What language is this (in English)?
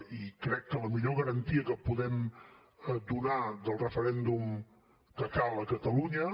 Catalan